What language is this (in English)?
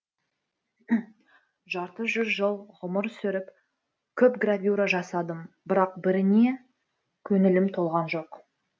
Kazakh